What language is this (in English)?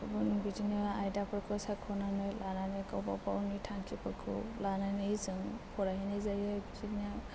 Bodo